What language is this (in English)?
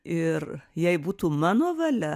Lithuanian